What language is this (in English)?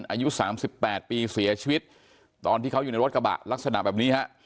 Thai